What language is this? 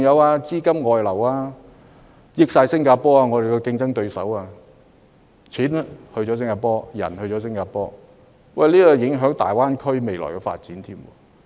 Cantonese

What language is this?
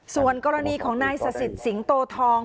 Thai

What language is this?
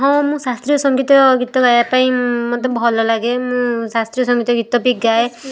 Odia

